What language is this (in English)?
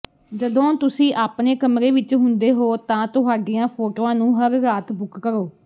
Punjabi